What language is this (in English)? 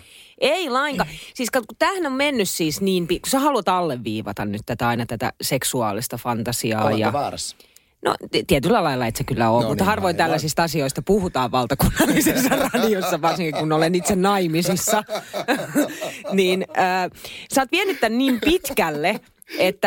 Finnish